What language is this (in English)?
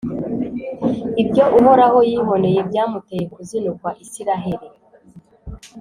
Kinyarwanda